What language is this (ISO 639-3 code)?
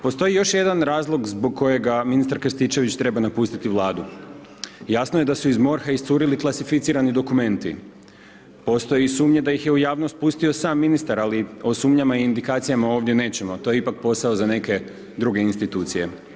hrv